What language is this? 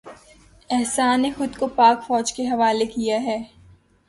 Urdu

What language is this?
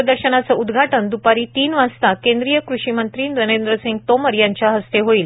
Marathi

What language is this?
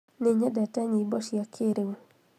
Kikuyu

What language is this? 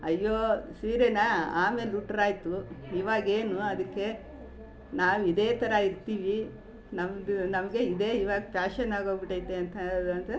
Kannada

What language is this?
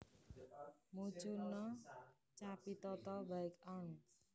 Javanese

